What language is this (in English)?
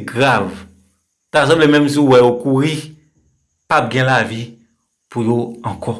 French